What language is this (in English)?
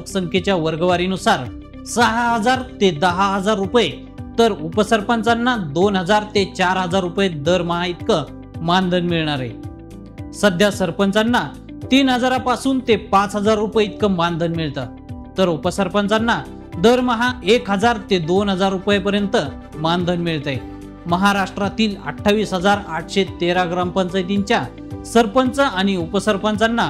Marathi